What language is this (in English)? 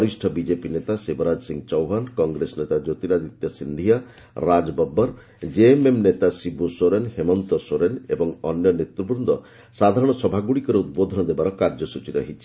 Odia